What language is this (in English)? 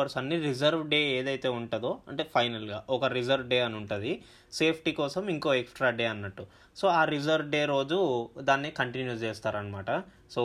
Telugu